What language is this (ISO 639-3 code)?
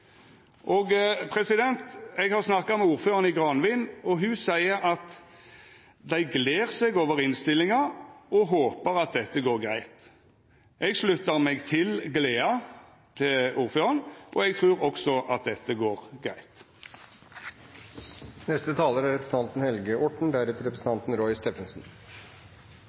nor